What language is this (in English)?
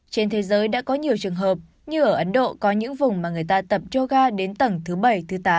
Vietnamese